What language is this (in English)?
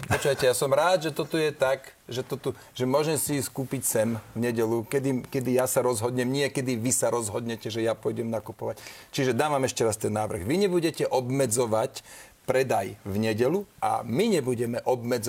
Slovak